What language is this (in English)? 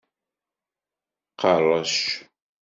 Kabyle